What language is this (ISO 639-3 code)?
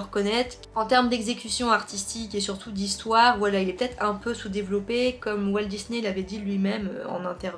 fra